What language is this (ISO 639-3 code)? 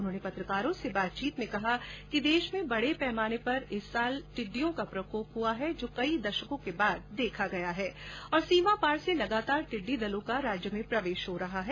hin